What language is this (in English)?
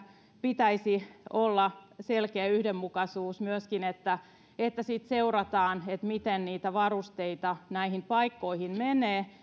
Finnish